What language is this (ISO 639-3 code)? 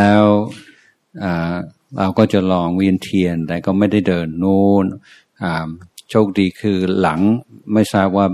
tha